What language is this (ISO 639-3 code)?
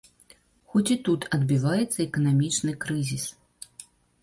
bel